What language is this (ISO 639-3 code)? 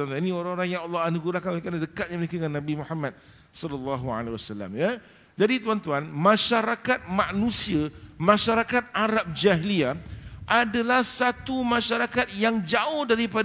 msa